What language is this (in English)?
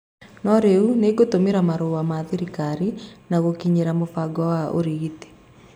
Kikuyu